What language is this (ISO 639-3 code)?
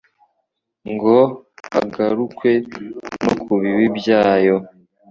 kin